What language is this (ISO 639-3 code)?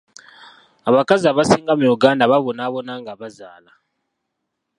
lug